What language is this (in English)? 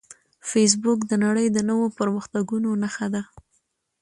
Pashto